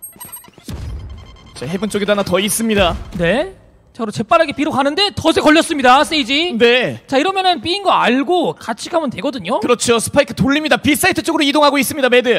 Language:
Korean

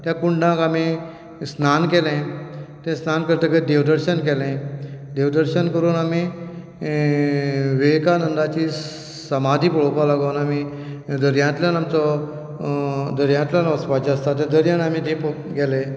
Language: Konkani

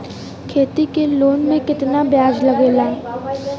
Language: Bhojpuri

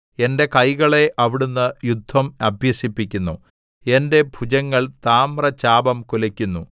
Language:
Malayalam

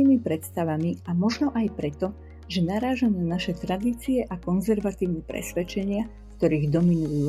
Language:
Slovak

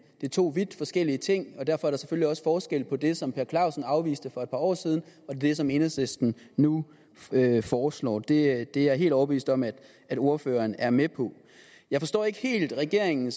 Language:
Danish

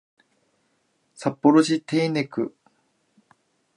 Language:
Japanese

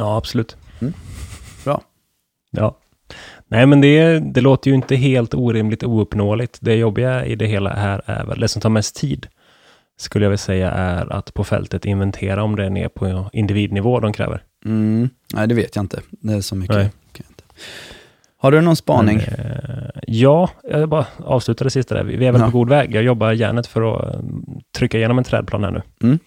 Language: Swedish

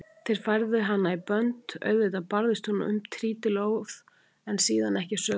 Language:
Icelandic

